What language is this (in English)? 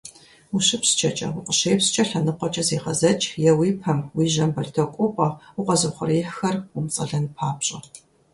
Kabardian